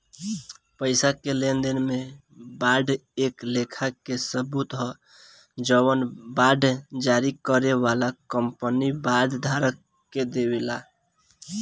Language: Bhojpuri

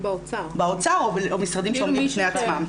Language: Hebrew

